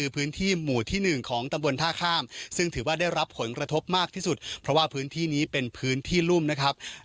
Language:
Thai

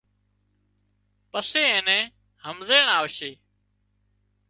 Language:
Wadiyara Koli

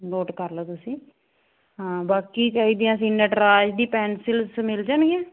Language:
Punjabi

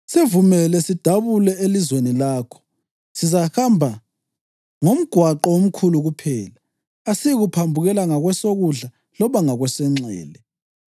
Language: North Ndebele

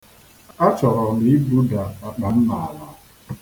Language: Igbo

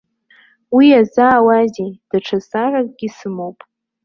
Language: Abkhazian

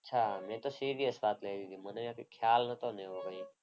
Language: Gujarati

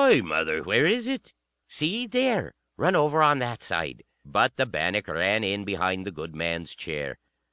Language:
English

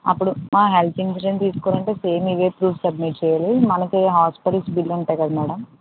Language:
Telugu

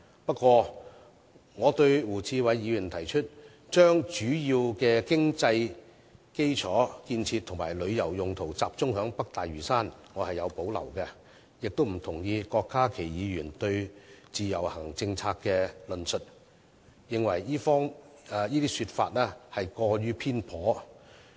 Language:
Cantonese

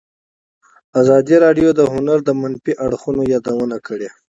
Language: Pashto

